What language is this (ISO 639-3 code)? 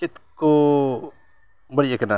sat